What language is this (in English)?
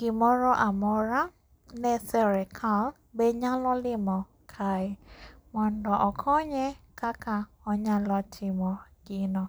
Luo (Kenya and Tanzania)